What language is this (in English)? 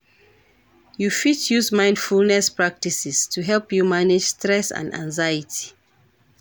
Nigerian Pidgin